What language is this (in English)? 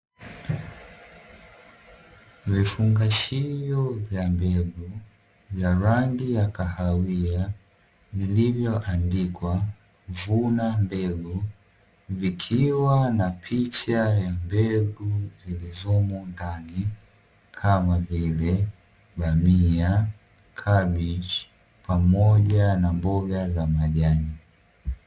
Swahili